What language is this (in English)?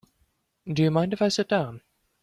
English